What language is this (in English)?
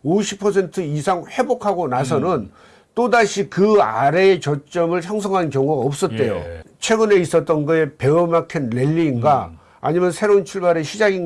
Korean